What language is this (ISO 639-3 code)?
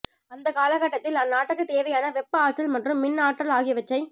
tam